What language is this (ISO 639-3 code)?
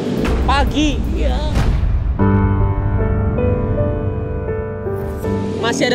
ind